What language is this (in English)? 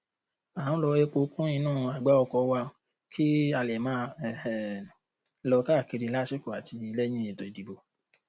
Yoruba